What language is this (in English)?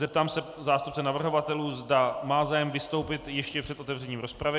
Czech